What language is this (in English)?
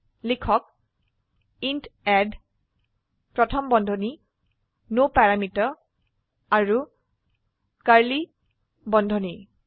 Assamese